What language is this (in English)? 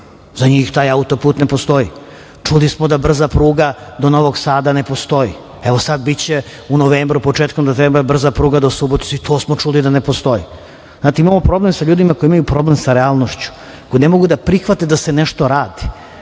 Serbian